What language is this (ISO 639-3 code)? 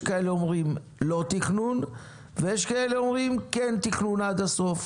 heb